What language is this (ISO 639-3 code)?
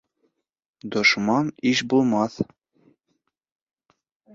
bak